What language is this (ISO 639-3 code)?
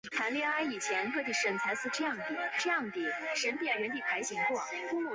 zho